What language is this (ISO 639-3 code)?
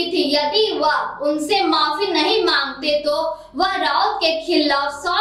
hin